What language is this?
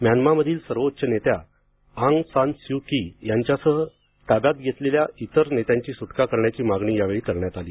Marathi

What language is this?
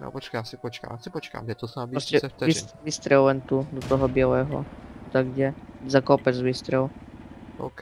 Czech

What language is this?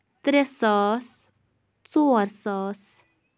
Kashmiri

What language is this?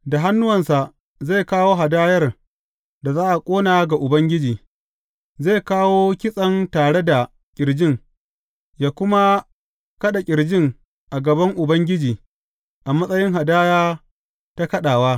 Hausa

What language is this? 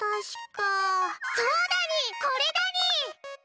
Japanese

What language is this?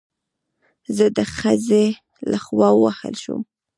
Pashto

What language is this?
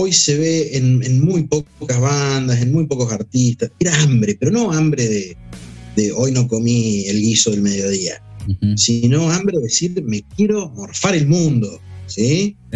Spanish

